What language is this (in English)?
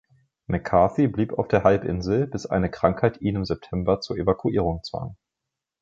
German